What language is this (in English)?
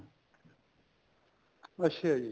Punjabi